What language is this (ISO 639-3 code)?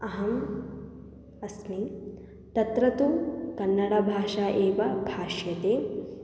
san